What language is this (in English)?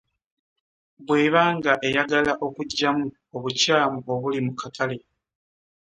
Ganda